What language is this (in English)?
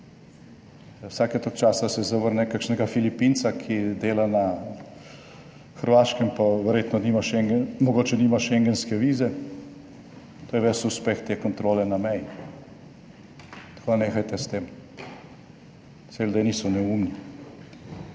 Slovenian